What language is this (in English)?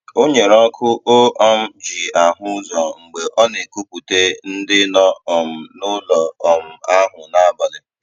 Igbo